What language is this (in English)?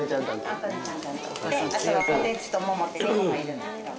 Japanese